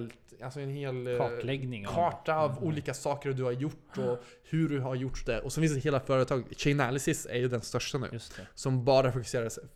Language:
Swedish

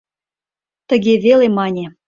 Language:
Mari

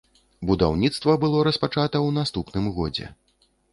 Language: Belarusian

